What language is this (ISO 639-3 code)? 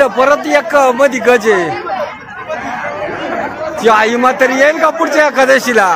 ron